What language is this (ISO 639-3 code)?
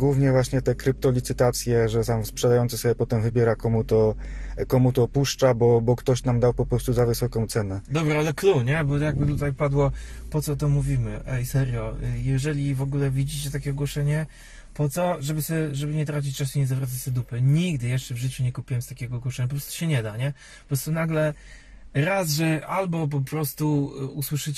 pol